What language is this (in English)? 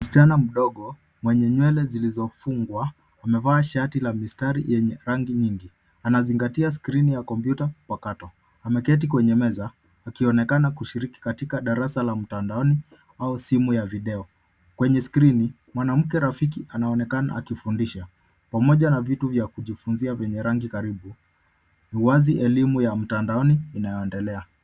Swahili